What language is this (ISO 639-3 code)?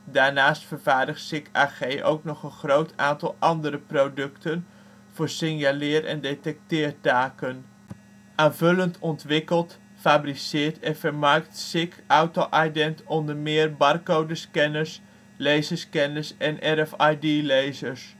nld